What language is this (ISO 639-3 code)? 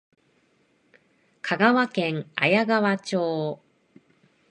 jpn